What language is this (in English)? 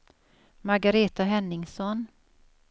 Swedish